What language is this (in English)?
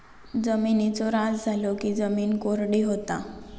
Marathi